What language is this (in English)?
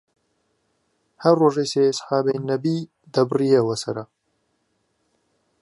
Central Kurdish